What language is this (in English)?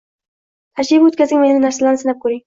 Uzbek